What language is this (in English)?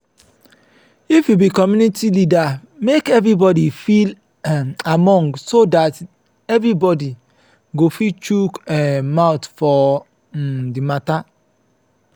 Nigerian Pidgin